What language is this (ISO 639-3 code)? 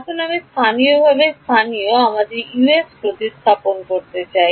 ben